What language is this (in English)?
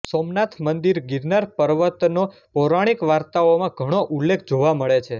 Gujarati